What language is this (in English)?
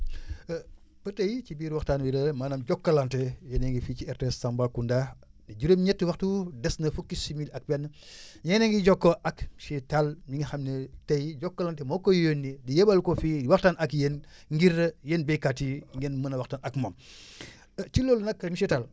Wolof